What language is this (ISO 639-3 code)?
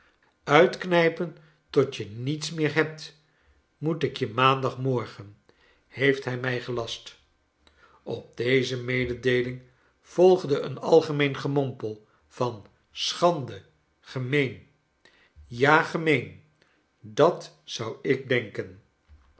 nld